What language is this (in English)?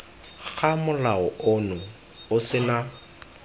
Tswana